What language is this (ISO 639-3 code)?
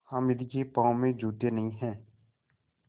hin